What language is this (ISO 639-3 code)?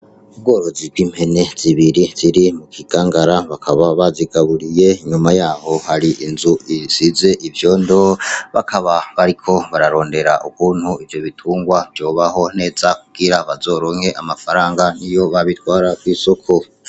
run